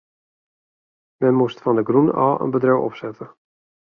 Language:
Western Frisian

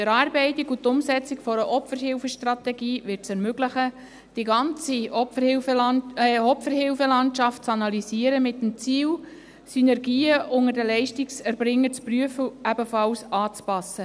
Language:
Swiss German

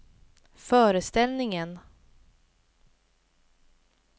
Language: Swedish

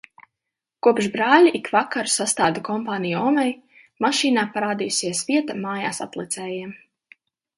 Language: Latvian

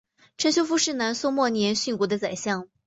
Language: Chinese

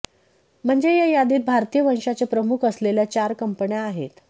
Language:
Marathi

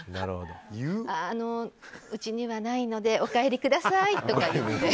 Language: Japanese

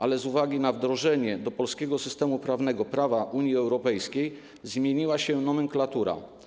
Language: Polish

